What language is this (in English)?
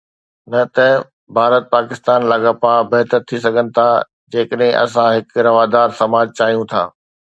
Sindhi